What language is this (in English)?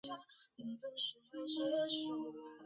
Chinese